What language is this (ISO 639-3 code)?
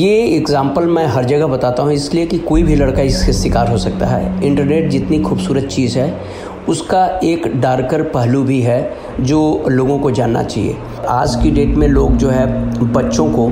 hin